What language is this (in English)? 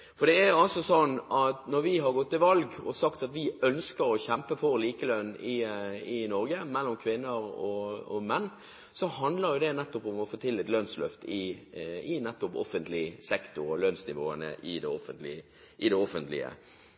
Norwegian Bokmål